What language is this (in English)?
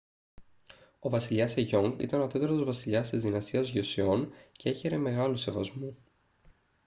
Greek